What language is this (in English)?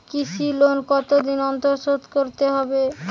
Bangla